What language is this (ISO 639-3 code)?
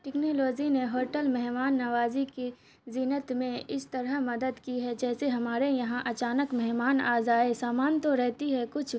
urd